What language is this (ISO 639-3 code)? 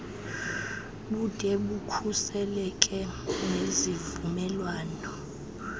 xho